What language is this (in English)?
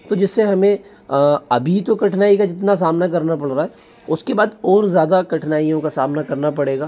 Hindi